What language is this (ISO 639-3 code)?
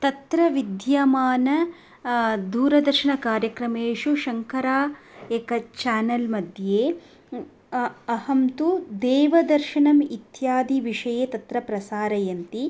san